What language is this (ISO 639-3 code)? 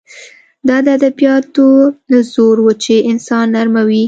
pus